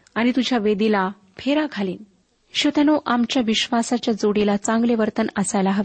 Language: Marathi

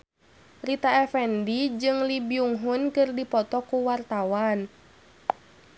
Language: Sundanese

